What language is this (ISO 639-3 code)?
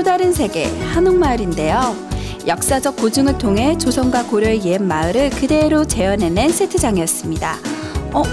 kor